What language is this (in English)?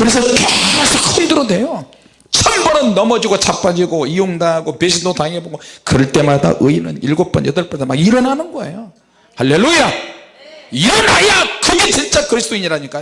Korean